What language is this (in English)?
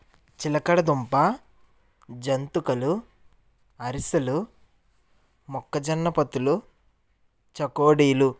Telugu